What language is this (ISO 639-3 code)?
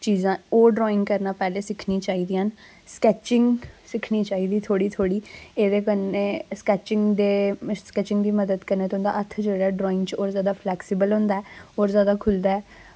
doi